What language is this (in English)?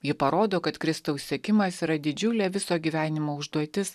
Lithuanian